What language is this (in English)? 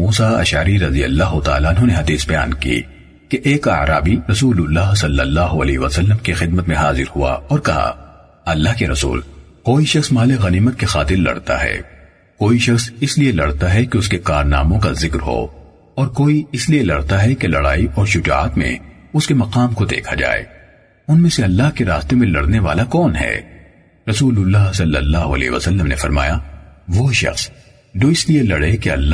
Urdu